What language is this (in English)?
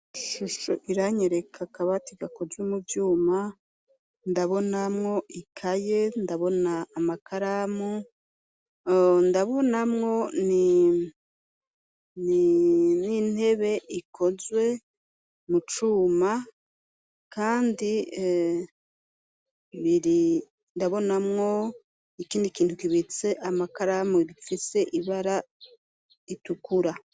Rundi